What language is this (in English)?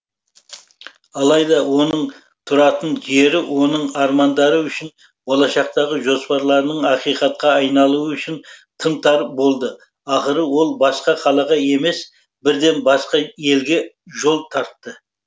Kazakh